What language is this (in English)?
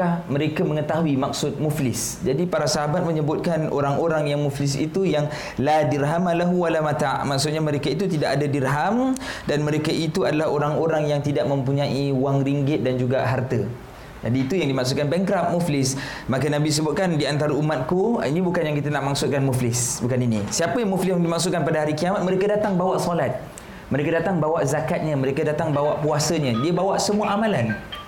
Malay